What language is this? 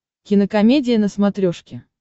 Russian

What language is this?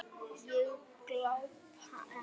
Icelandic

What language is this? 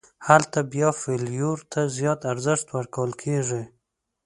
Pashto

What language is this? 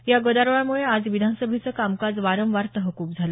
Marathi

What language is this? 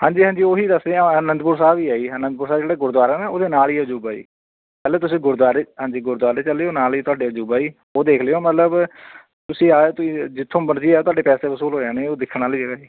Punjabi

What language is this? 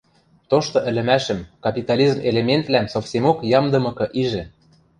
Western Mari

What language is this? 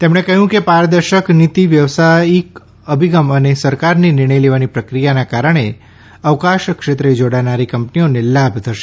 Gujarati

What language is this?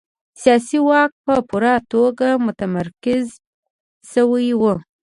Pashto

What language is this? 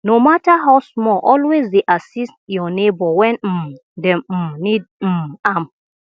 Nigerian Pidgin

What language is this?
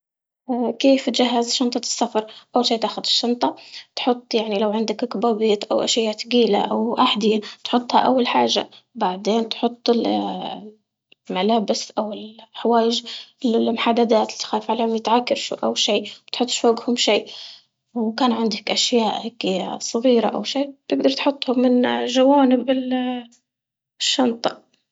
Libyan Arabic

